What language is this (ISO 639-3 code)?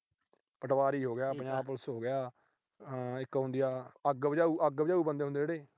pan